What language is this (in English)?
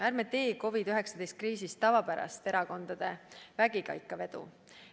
Estonian